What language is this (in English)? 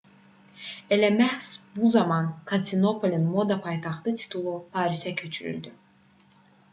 Azerbaijani